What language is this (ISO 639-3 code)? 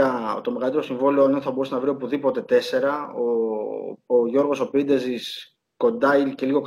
ell